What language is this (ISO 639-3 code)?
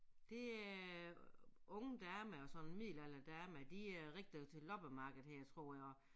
dan